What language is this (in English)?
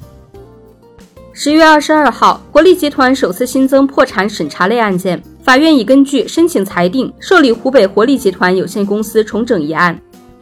Chinese